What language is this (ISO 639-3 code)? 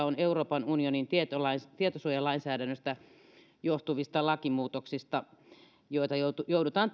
fin